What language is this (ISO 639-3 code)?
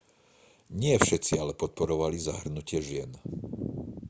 slk